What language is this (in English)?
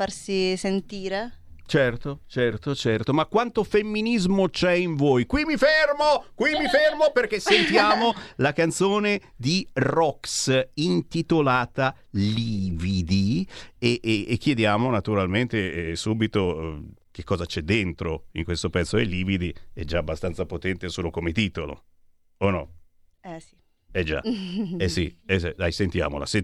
Italian